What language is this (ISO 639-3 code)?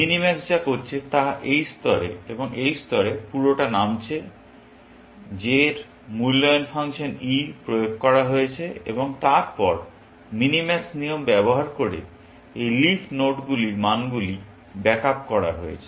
ben